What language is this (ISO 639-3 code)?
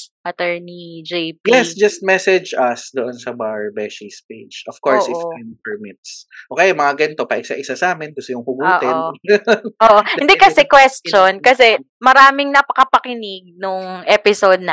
fil